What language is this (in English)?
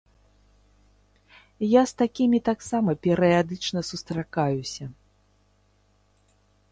Belarusian